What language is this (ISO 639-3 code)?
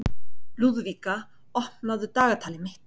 isl